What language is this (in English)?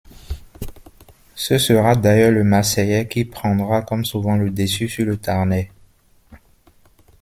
French